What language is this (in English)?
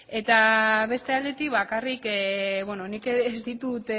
Basque